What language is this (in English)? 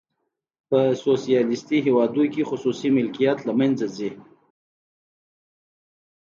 Pashto